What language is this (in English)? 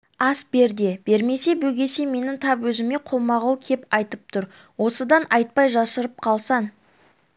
Kazakh